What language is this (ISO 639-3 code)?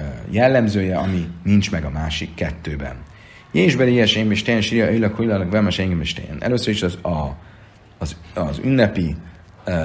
hun